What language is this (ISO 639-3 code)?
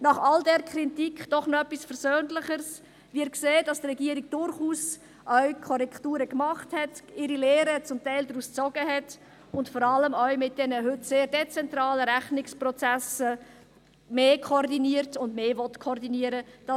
gsw